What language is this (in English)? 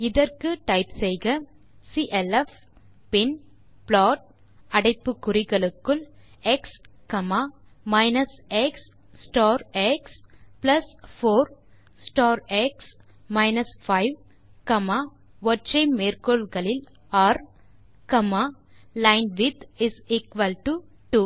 Tamil